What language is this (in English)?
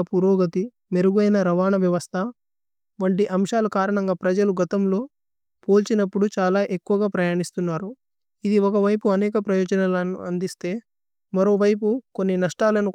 Tulu